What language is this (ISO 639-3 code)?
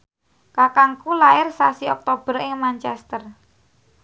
jav